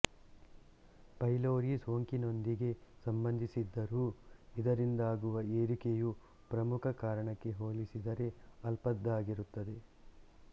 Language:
Kannada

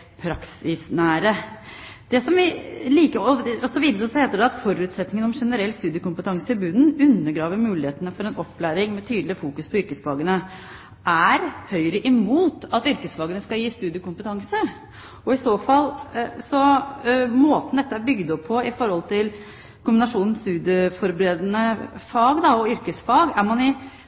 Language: Norwegian Bokmål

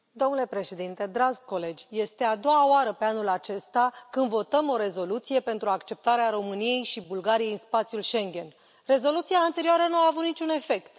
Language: Romanian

